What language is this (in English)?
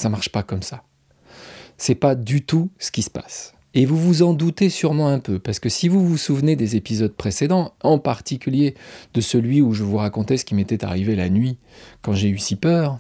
French